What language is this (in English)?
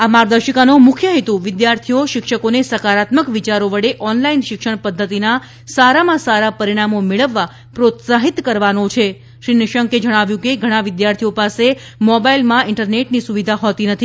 Gujarati